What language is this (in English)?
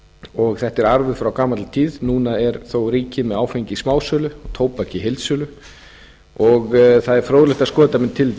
Icelandic